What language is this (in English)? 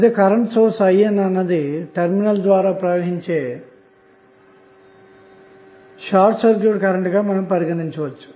Telugu